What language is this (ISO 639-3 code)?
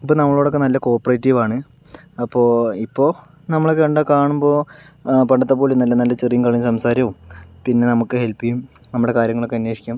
mal